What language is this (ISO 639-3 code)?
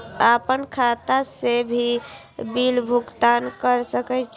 mai